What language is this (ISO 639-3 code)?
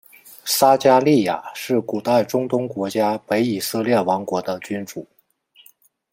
zho